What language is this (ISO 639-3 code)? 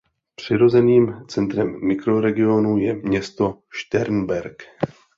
ces